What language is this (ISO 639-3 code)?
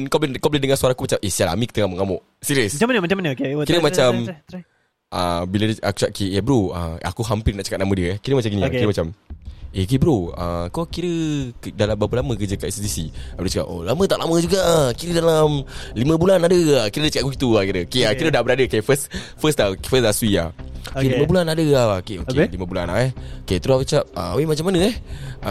msa